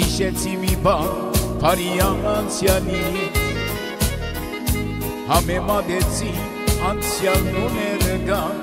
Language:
Romanian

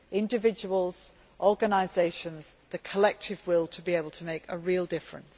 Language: English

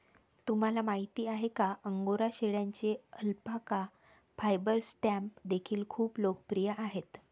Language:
Marathi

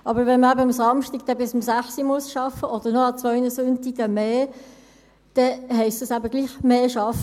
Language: Swiss German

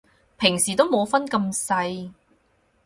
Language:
Cantonese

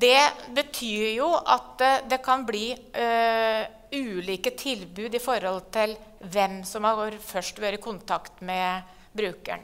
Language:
Norwegian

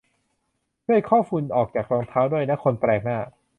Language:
Thai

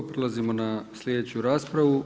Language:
Croatian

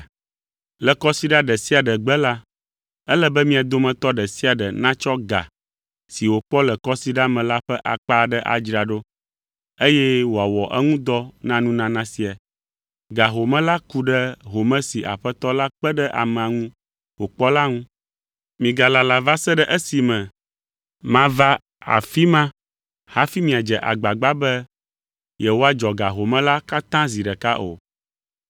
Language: Ewe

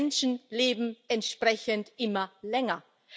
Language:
German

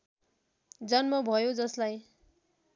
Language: Nepali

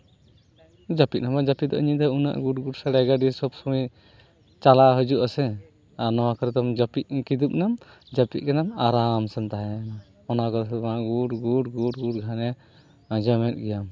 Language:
Santali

